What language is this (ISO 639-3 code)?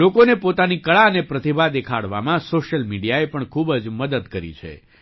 guj